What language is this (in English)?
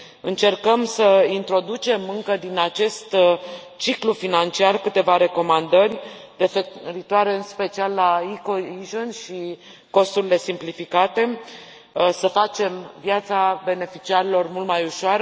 Romanian